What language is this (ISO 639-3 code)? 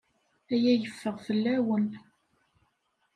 kab